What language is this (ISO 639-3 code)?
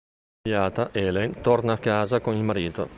ita